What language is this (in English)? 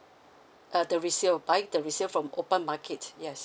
English